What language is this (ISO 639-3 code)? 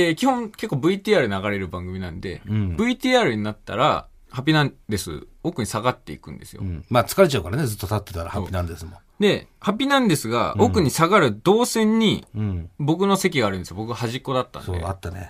jpn